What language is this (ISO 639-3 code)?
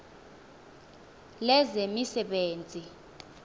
xho